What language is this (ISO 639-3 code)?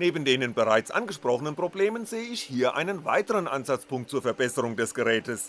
deu